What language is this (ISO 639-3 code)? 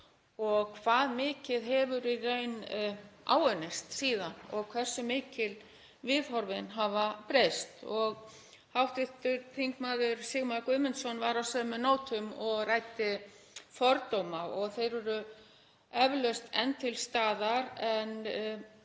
isl